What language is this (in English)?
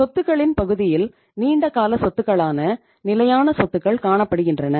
Tamil